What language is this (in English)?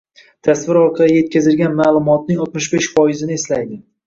Uzbek